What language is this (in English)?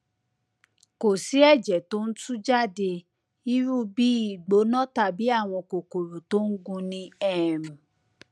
Yoruba